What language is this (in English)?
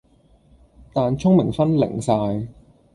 Cantonese